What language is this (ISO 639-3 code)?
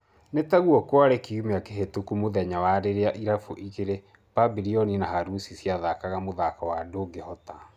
kik